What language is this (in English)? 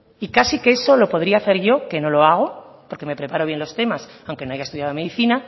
Spanish